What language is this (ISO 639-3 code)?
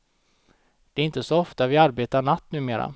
swe